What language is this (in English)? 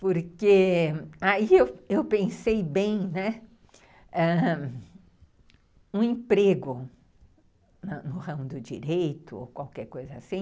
Portuguese